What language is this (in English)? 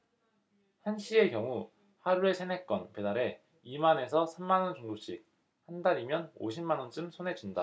Korean